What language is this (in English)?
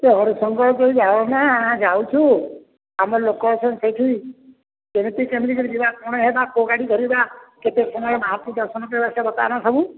Odia